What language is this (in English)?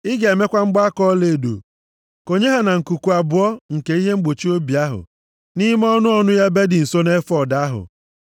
Igbo